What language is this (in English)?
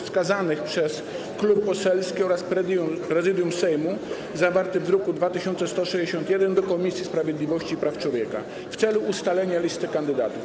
Polish